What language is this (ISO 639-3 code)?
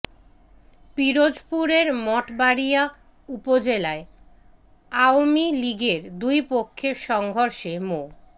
ben